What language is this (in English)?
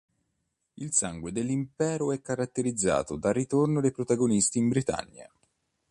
Italian